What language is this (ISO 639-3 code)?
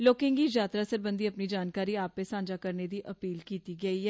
doi